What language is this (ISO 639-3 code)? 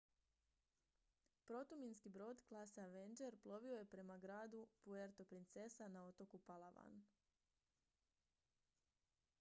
hrv